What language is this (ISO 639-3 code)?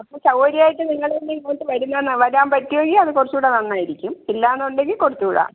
mal